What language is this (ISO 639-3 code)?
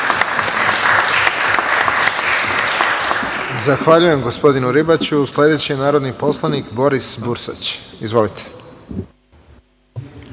srp